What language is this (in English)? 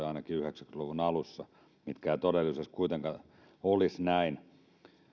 Finnish